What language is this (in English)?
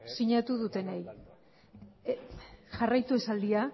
Basque